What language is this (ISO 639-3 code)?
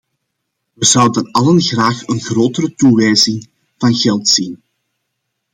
nld